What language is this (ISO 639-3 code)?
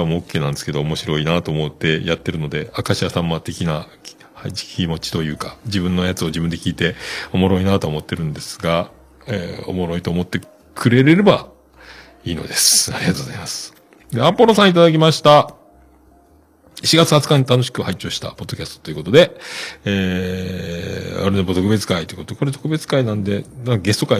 jpn